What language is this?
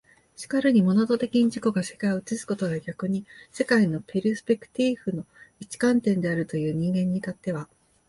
Japanese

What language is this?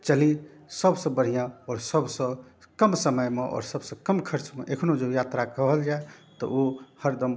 Maithili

